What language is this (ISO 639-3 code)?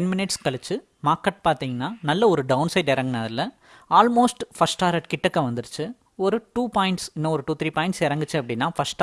tam